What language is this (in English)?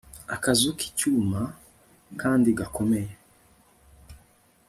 Kinyarwanda